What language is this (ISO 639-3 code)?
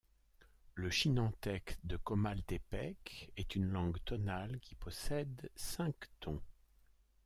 fra